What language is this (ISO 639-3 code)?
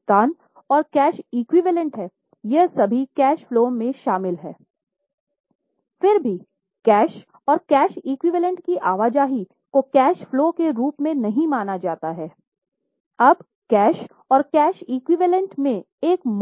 hin